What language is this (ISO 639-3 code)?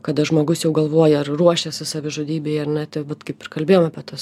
lit